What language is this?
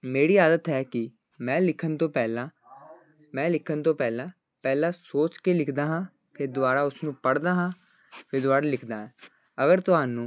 Punjabi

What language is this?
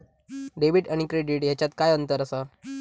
Marathi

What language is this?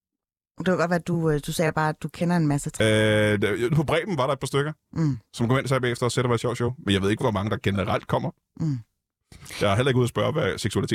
Danish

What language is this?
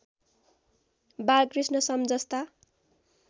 Nepali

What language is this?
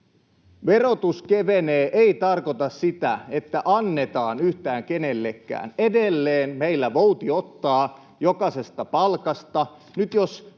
Finnish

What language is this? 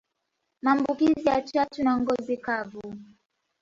Swahili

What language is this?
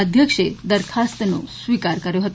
Gujarati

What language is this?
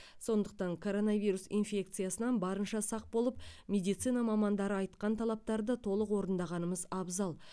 Kazakh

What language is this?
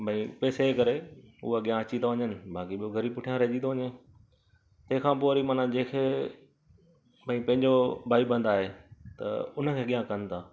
Sindhi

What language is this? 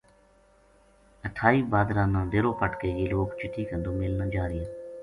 Gujari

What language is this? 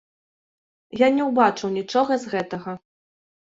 Belarusian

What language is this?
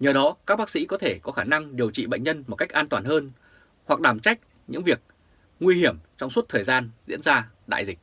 Vietnamese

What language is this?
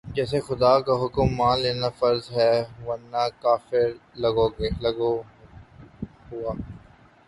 Urdu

